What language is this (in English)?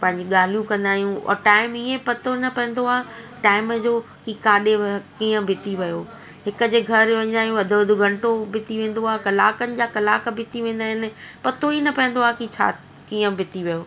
Sindhi